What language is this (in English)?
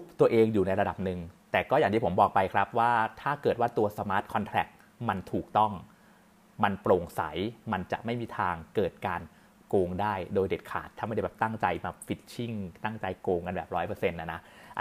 Thai